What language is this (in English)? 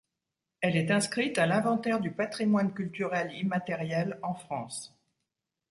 French